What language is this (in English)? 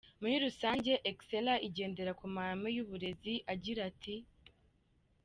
Kinyarwanda